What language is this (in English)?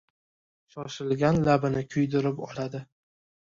Uzbek